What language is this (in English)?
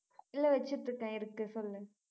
Tamil